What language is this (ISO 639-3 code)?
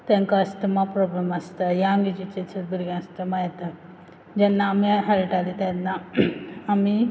kok